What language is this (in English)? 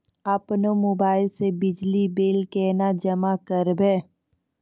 Maithili